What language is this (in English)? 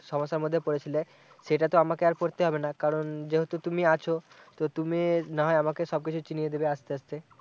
Bangla